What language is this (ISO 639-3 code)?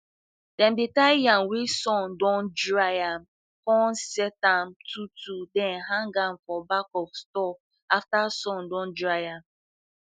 pcm